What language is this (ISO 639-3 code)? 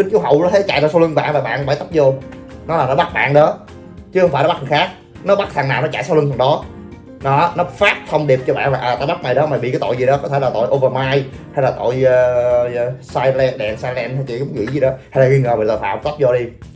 vie